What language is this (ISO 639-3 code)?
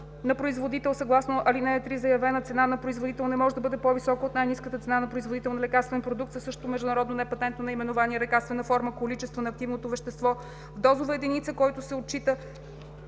bul